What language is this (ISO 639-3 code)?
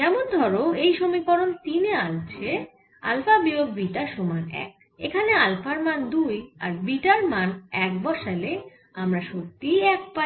ben